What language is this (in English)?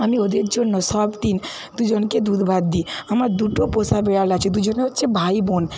Bangla